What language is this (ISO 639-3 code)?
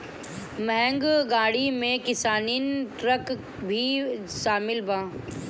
bho